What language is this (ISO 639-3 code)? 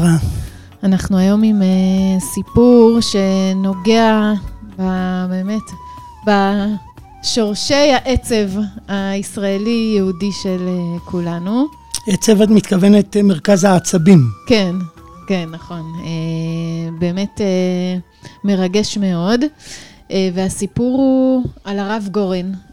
heb